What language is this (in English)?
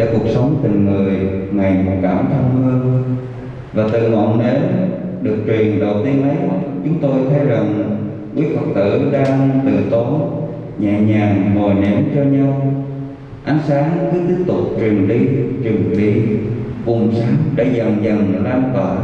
Vietnamese